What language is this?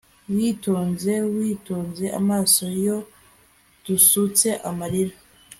Kinyarwanda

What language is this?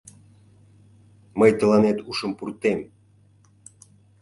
Mari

